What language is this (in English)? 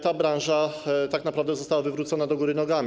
Polish